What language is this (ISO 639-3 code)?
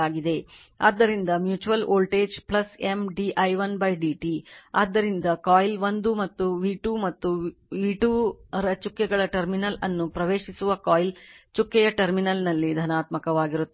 kan